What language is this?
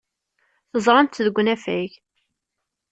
Kabyle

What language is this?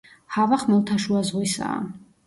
Georgian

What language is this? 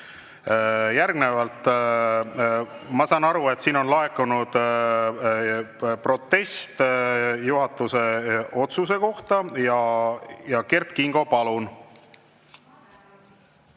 Estonian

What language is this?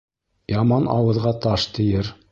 Bashkir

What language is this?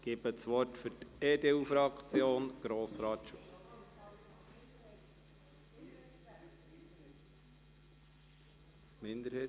Swiss German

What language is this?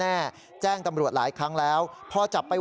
Thai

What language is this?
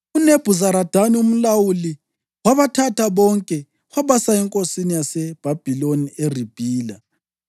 North Ndebele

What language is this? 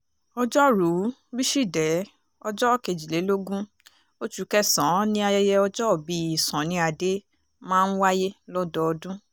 Yoruba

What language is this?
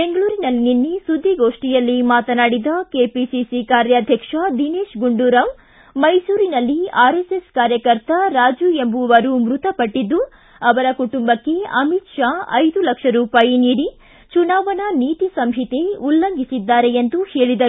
Kannada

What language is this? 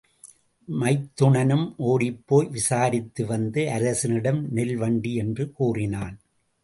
Tamil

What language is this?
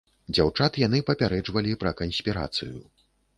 Belarusian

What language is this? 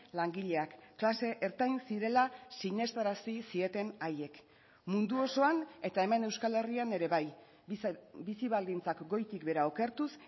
Basque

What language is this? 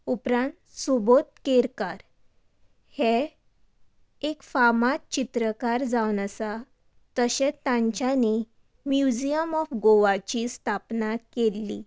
Konkani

